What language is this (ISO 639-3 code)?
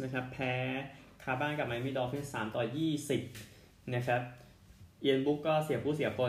tha